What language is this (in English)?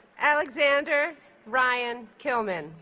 English